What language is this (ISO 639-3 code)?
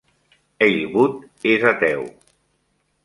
cat